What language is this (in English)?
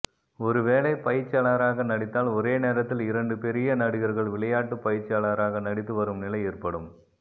Tamil